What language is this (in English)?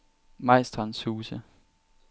Danish